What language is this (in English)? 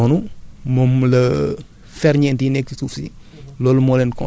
Wolof